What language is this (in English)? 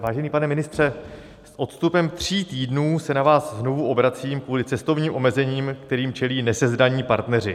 Czech